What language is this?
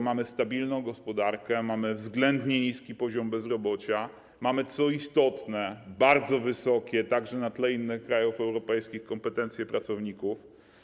Polish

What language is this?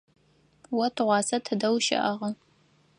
Adyghe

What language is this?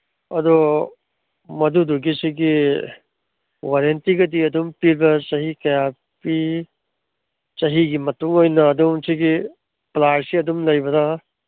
Manipuri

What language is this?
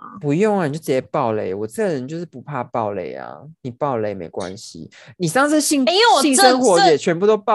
Chinese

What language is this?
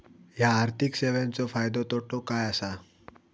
Marathi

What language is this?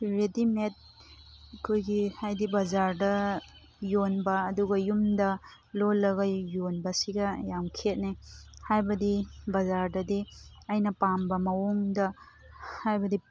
Manipuri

